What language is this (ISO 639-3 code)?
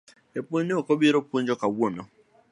luo